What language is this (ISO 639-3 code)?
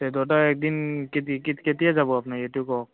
asm